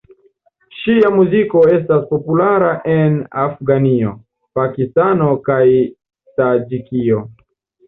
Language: Esperanto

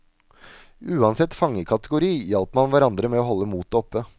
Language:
Norwegian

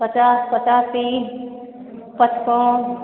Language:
Maithili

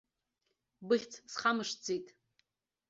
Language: Abkhazian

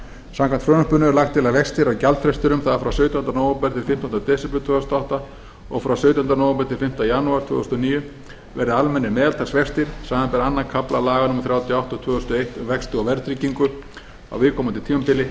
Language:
Icelandic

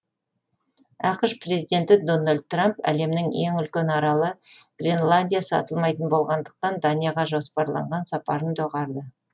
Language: Kazakh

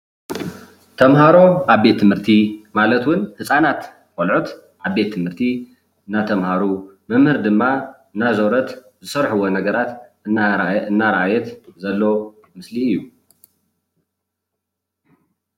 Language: Tigrinya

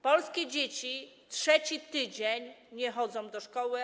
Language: Polish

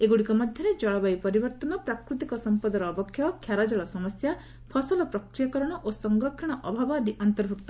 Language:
Odia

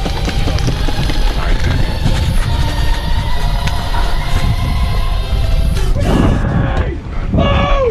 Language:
English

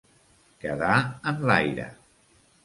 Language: Catalan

